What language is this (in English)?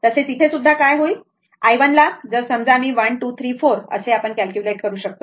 Marathi